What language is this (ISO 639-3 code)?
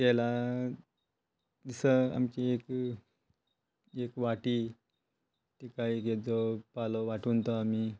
kok